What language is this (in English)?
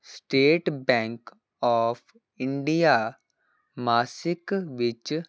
Punjabi